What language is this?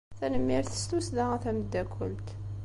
Kabyle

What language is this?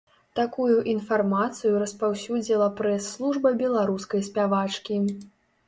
Belarusian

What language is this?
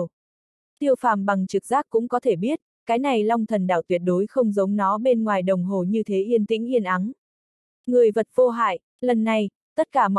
Vietnamese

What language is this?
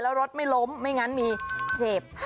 Thai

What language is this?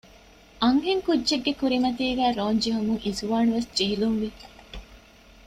Divehi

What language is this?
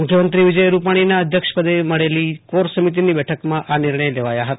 Gujarati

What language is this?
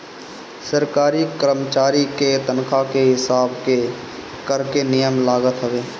Bhojpuri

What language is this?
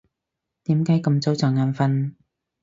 Cantonese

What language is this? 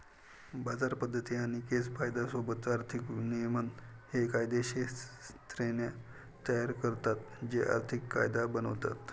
Marathi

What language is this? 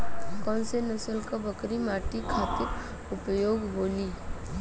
Bhojpuri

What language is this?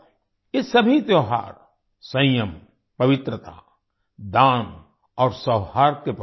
Hindi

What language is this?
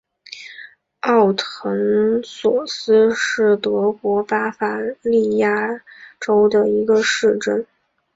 Chinese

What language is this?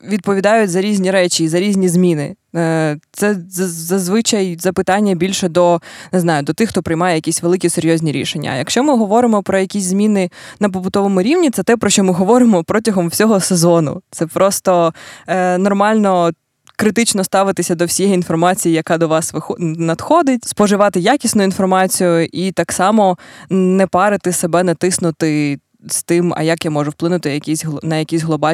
Ukrainian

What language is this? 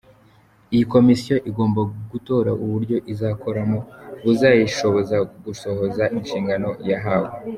Kinyarwanda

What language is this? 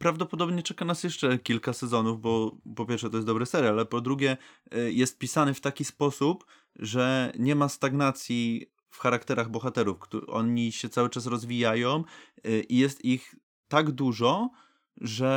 Polish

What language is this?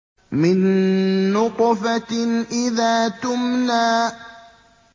Arabic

